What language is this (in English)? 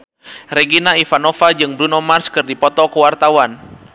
Sundanese